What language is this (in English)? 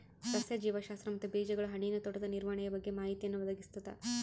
Kannada